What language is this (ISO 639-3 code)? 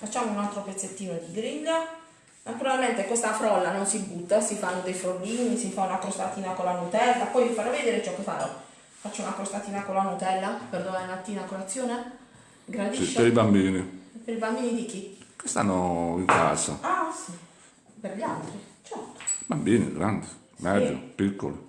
ita